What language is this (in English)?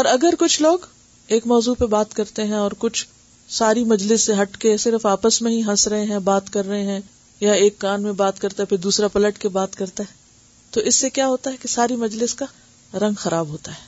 Urdu